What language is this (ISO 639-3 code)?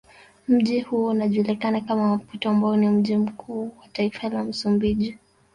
swa